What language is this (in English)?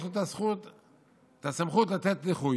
Hebrew